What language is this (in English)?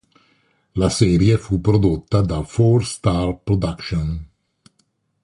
Italian